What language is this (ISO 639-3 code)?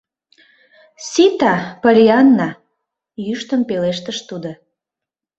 chm